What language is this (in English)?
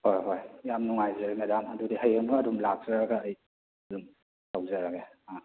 Manipuri